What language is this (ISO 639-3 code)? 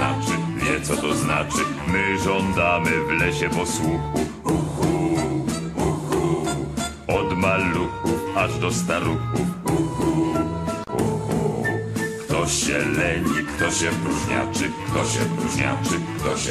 pol